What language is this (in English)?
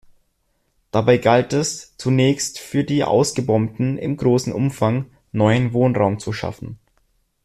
German